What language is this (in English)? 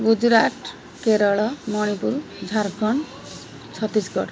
Odia